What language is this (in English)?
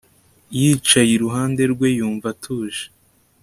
Kinyarwanda